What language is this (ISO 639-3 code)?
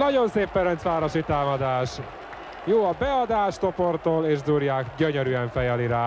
hun